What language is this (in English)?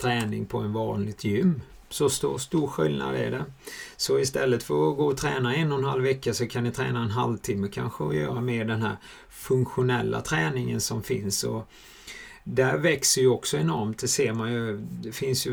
Swedish